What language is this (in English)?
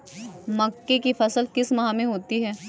Hindi